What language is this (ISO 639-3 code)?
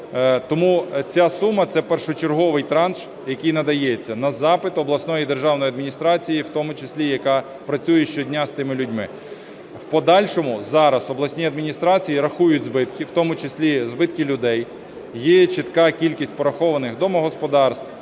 ukr